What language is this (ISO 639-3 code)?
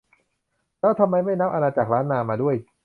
tha